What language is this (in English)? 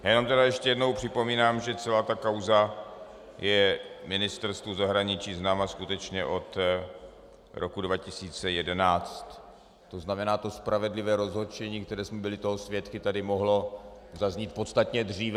Czech